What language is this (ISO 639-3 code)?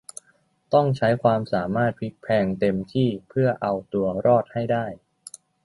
tha